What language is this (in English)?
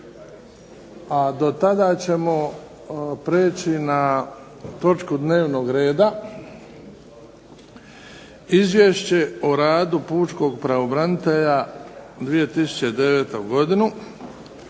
Croatian